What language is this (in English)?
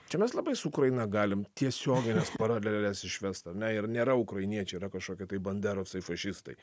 Lithuanian